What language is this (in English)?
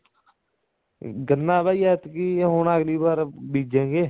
Punjabi